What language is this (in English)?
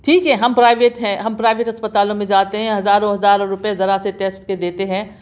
Urdu